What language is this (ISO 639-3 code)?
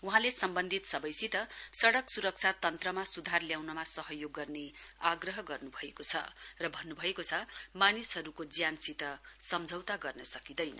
nep